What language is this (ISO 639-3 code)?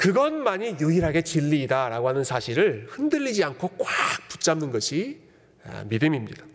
kor